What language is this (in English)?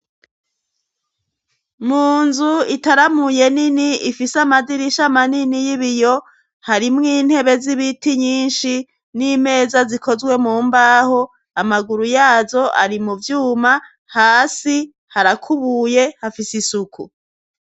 Rundi